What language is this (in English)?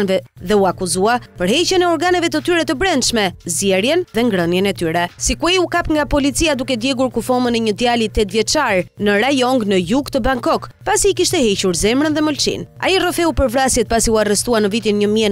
Italian